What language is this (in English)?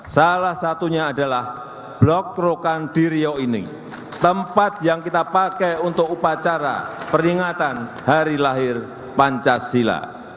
Indonesian